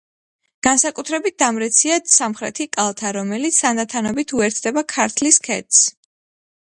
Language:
Georgian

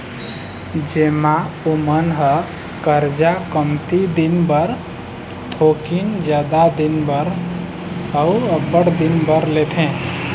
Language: Chhattisgarhi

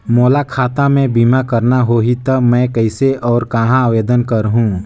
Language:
Chhattisgarhi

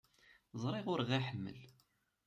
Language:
Kabyle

